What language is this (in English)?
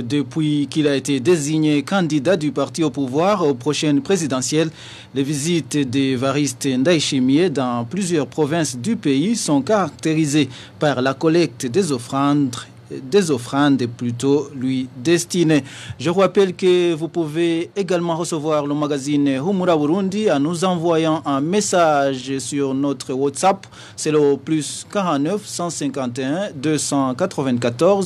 French